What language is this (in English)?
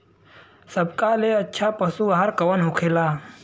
Bhojpuri